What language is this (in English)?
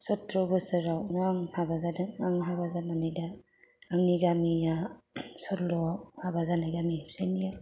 Bodo